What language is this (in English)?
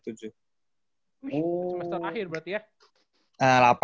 Indonesian